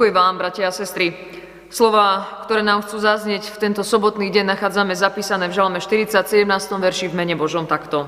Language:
Slovak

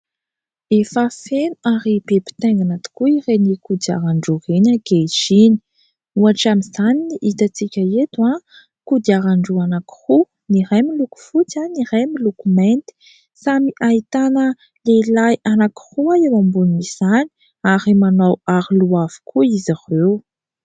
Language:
Malagasy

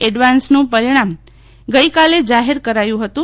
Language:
Gujarati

